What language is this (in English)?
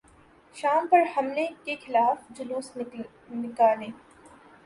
Urdu